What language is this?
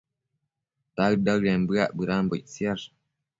Matsés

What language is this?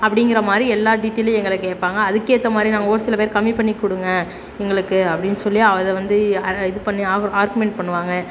Tamil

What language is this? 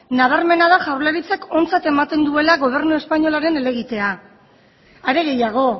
Basque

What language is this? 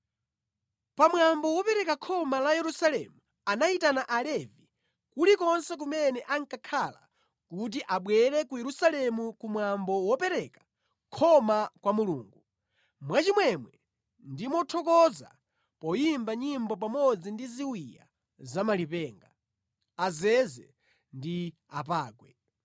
Nyanja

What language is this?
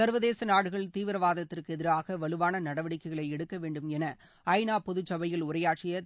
Tamil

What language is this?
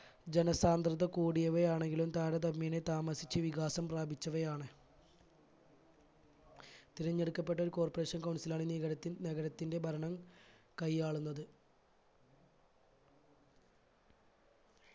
Malayalam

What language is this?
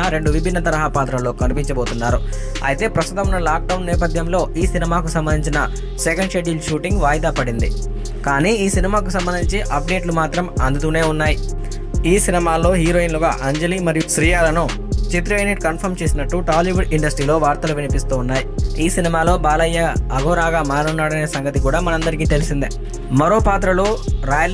Hindi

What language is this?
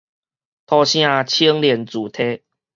Min Nan Chinese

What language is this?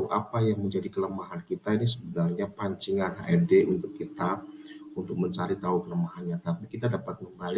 Indonesian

